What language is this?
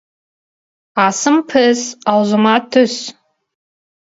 Kazakh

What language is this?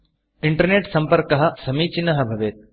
Sanskrit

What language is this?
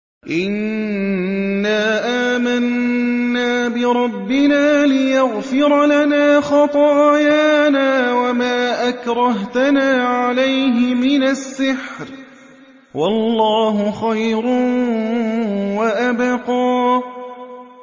Arabic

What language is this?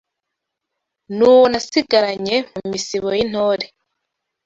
Kinyarwanda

